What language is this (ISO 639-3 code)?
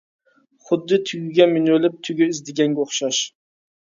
uig